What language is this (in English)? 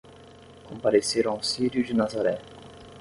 Portuguese